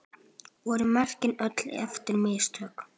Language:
Icelandic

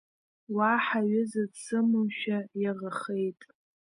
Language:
Abkhazian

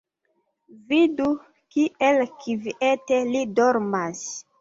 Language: Esperanto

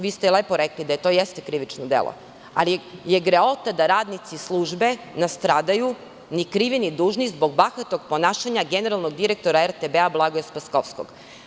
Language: Serbian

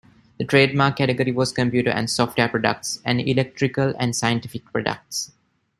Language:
English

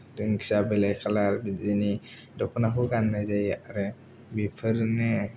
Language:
Bodo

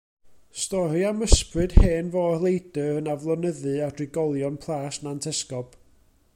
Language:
Welsh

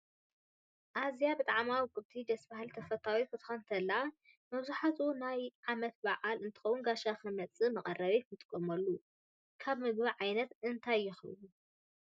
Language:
Tigrinya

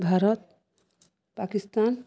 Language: Odia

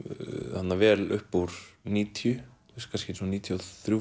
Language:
Icelandic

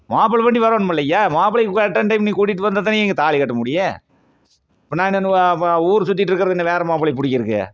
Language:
Tamil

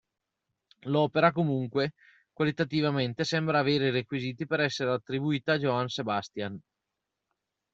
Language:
Italian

